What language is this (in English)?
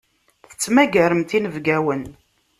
Kabyle